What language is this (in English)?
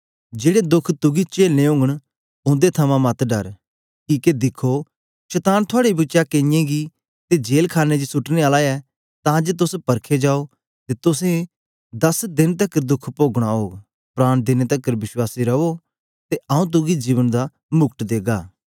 Dogri